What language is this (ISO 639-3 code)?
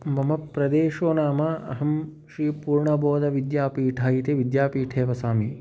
san